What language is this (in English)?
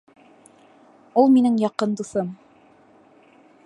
Bashkir